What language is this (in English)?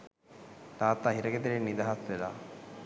Sinhala